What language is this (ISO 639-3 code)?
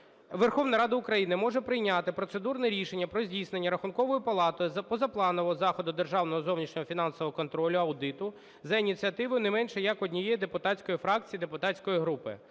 ukr